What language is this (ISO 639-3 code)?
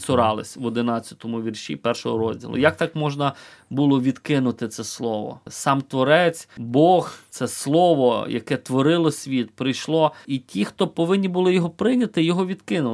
ukr